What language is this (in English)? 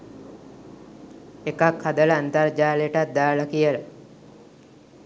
Sinhala